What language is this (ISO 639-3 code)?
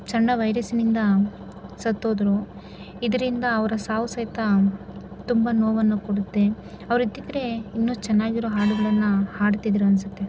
kan